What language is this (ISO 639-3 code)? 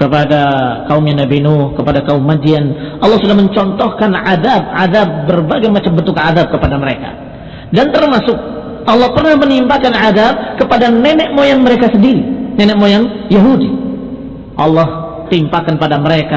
ind